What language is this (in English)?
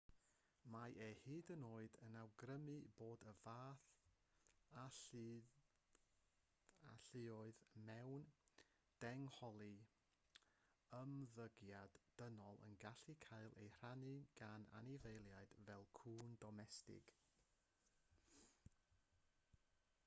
Welsh